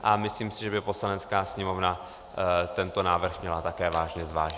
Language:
Czech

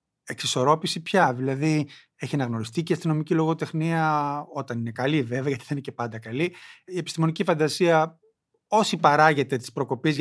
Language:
Greek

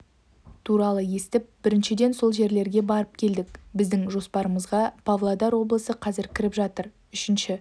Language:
Kazakh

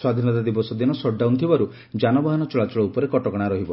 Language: Odia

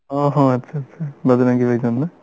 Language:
Bangla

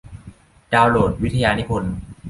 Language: Thai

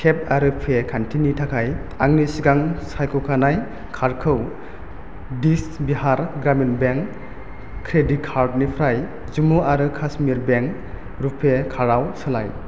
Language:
Bodo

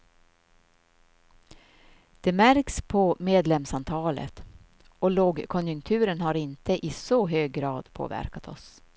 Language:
Swedish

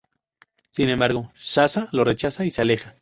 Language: Spanish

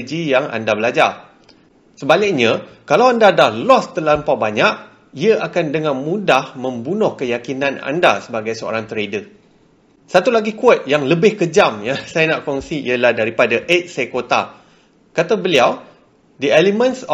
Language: Malay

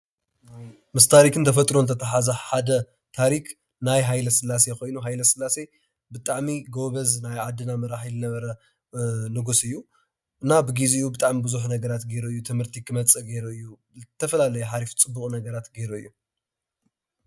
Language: Tigrinya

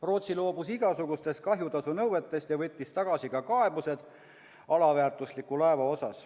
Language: Estonian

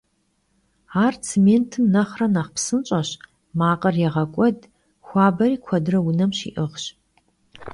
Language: Kabardian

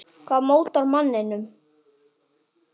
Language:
Icelandic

